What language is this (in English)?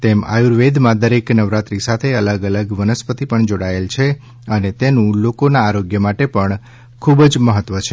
Gujarati